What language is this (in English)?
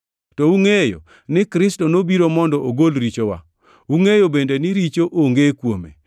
Luo (Kenya and Tanzania)